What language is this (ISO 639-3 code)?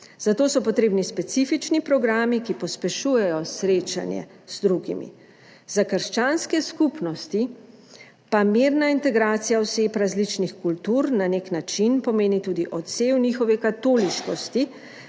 slv